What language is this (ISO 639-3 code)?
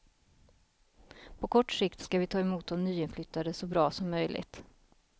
swe